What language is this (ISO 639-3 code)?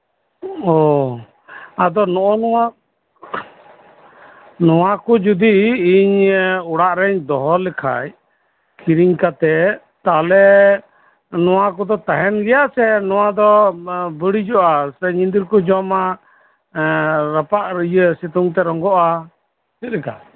sat